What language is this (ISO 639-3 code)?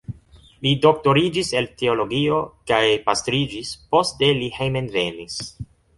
epo